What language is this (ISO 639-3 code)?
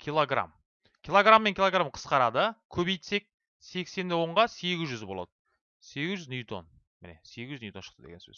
tur